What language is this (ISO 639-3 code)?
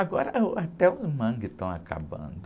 por